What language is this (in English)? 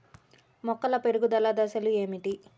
Telugu